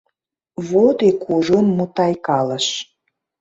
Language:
Mari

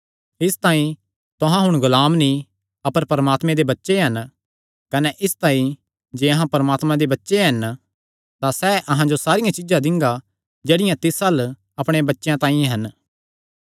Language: Kangri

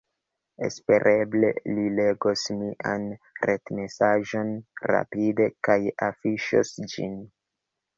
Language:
Esperanto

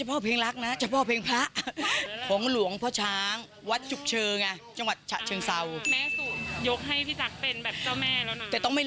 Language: Thai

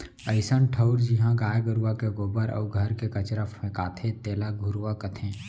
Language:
Chhattisgarhi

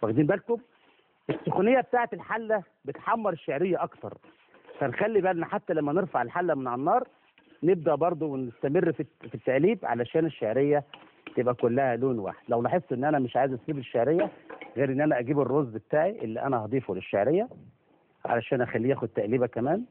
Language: Arabic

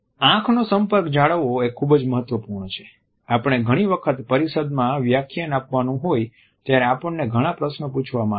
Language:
Gujarati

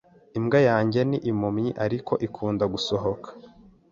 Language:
Kinyarwanda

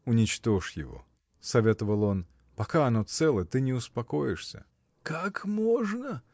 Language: Russian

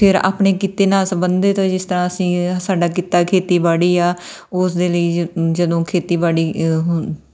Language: Punjabi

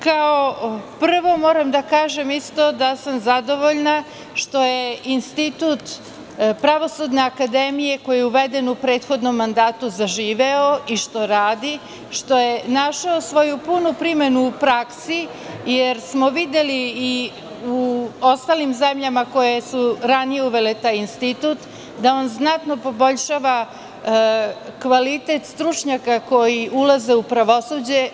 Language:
Serbian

